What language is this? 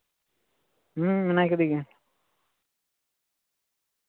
Santali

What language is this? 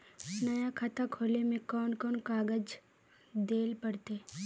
Magahi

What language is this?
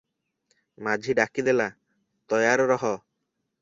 Odia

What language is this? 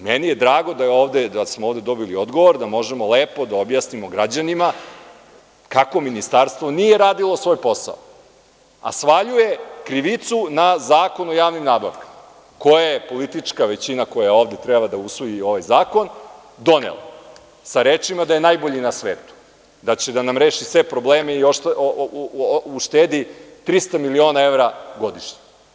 Serbian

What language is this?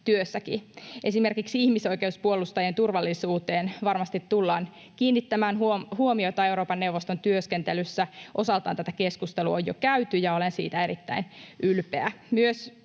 Finnish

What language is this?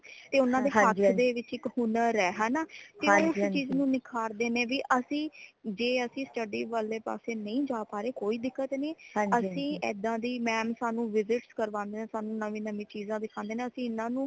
Punjabi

